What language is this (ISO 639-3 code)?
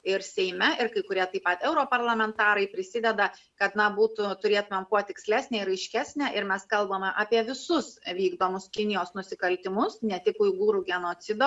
lit